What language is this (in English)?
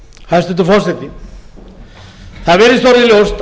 Icelandic